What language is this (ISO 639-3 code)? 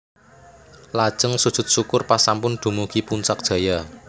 jav